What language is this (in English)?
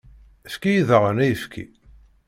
Kabyle